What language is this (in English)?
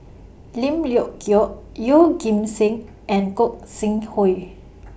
English